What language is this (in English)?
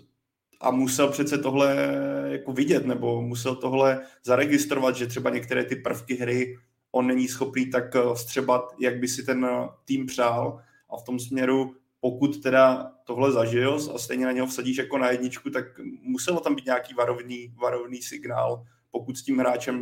Czech